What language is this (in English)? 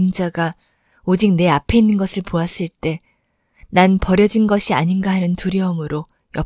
Korean